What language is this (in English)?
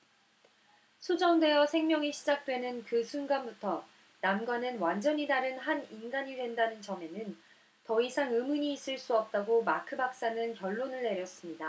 Korean